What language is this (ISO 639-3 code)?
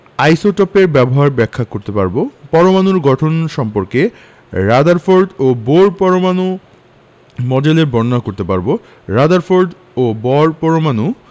ben